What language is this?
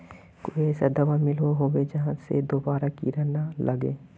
Magahi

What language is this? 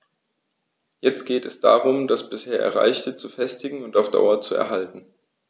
German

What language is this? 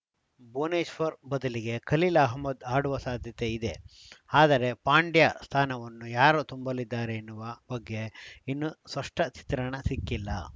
Kannada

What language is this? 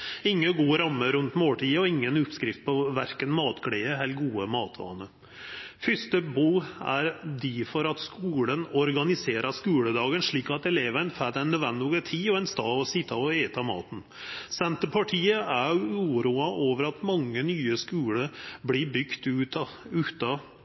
Norwegian Nynorsk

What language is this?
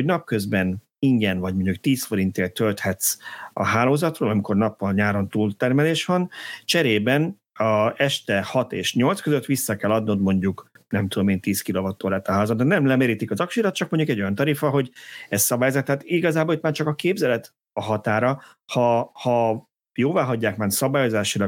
Hungarian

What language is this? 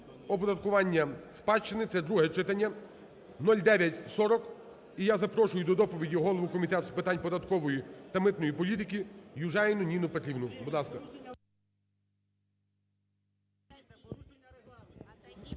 Ukrainian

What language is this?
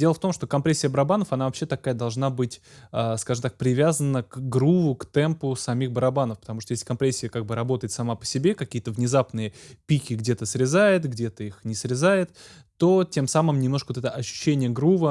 Russian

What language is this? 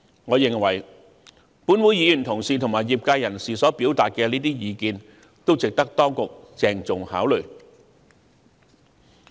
Cantonese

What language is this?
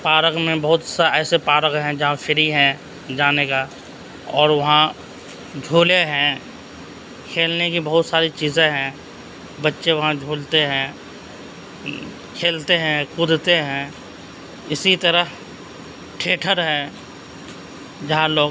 Urdu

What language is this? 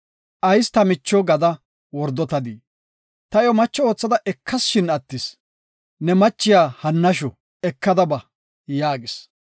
Gofa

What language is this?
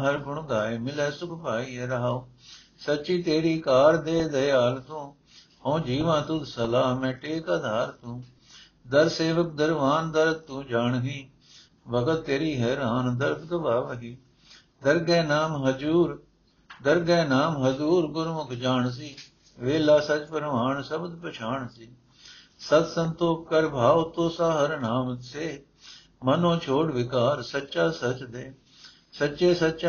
Punjabi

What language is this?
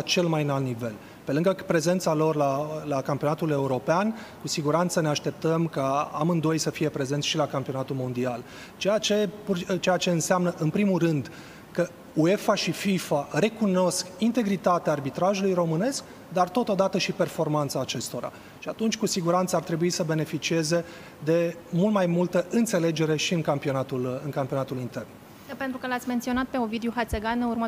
Romanian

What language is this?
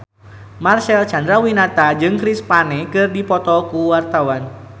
Sundanese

